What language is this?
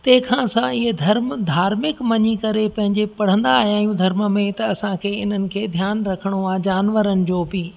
Sindhi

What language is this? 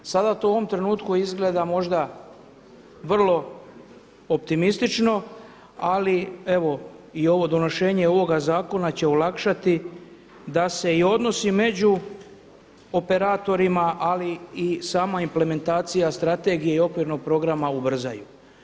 Croatian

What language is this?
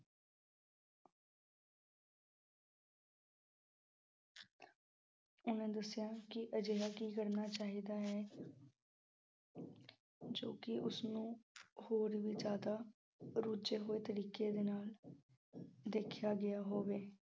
Punjabi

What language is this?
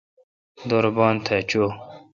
Kalkoti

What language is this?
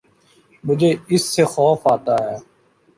Urdu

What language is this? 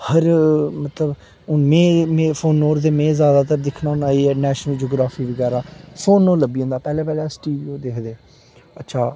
Dogri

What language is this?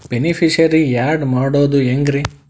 Kannada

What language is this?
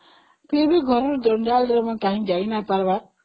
Odia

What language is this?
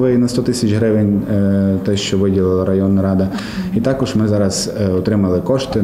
Ukrainian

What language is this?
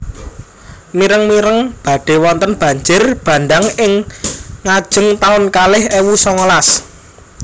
Javanese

